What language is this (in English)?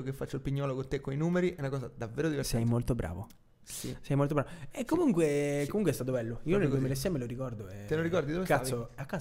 Italian